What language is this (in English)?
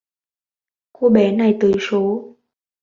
Vietnamese